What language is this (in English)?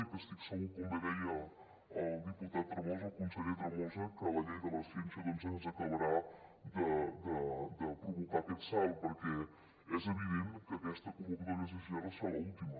Catalan